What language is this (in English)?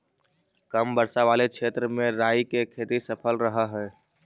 Magahi